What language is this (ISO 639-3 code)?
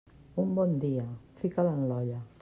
cat